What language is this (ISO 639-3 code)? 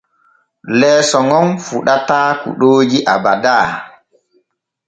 fue